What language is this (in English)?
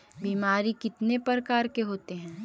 Magahi